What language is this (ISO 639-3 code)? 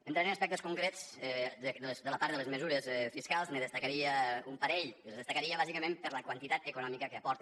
cat